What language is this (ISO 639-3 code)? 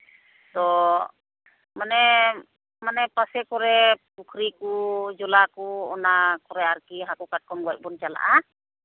sat